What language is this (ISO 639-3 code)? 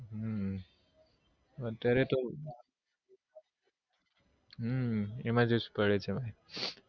guj